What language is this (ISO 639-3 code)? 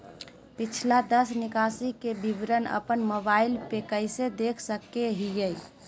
mag